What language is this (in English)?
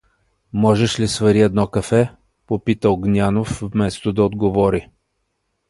Bulgarian